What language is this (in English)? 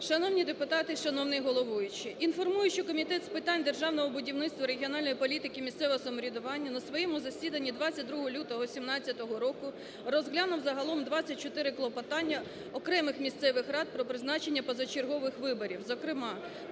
Ukrainian